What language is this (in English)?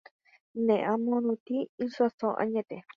Guarani